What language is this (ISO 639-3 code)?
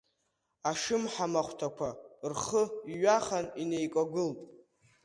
abk